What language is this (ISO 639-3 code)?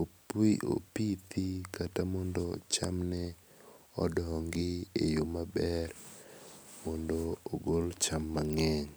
luo